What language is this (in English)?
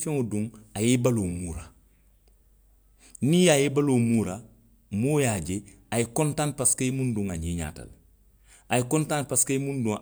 Western Maninkakan